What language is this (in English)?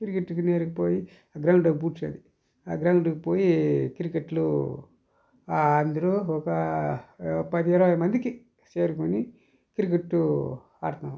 Telugu